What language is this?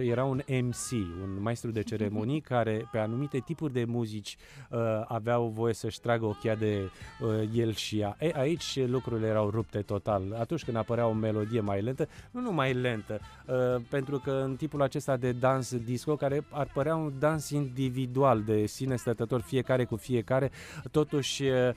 Romanian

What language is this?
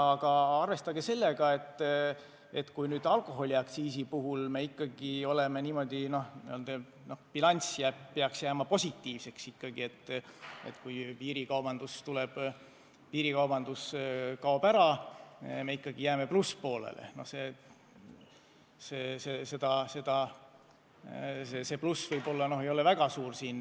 Estonian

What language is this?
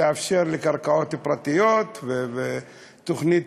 Hebrew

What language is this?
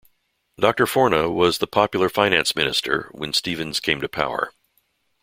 English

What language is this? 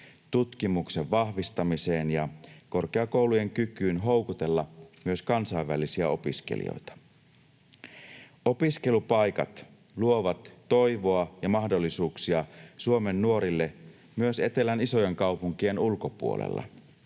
Finnish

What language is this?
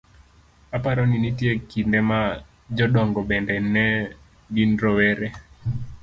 Luo (Kenya and Tanzania)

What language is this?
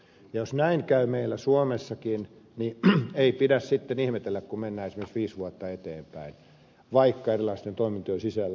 Finnish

